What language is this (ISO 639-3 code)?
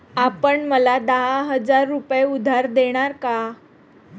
mar